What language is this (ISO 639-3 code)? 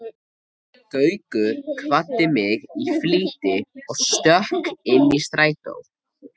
isl